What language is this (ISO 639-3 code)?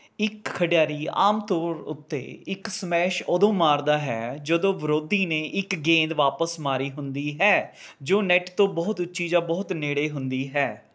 pan